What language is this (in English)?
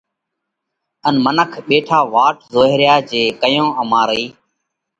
Parkari Koli